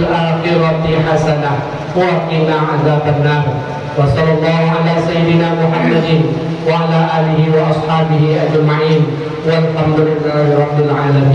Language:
Indonesian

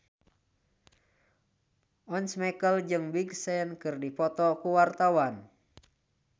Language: Sundanese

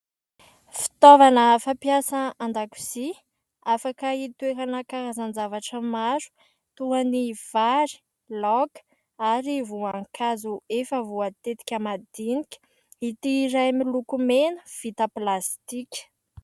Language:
Malagasy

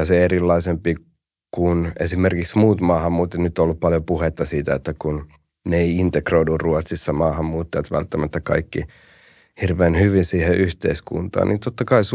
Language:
Finnish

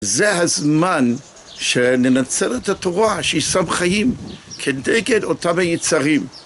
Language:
Hebrew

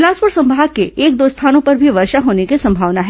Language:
Hindi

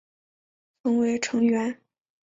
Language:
Chinese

